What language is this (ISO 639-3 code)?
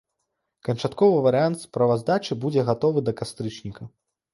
bel